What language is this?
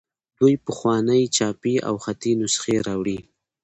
Pashto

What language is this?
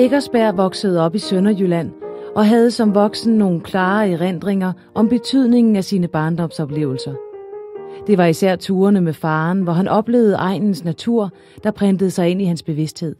Danish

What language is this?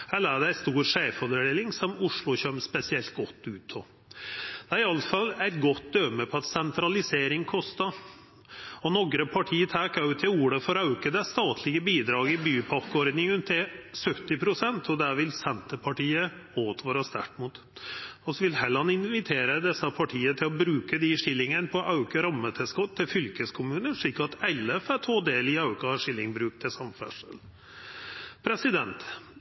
Norwegian Nynorsk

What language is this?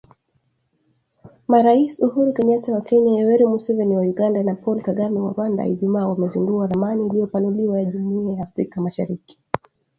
Swahili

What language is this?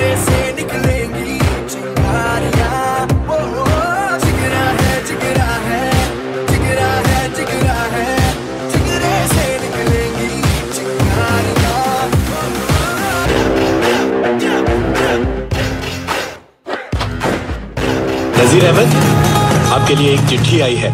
Arabic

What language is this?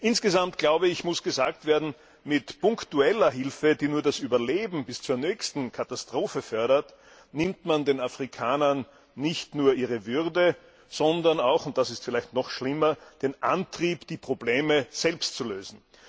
German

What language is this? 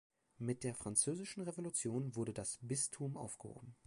German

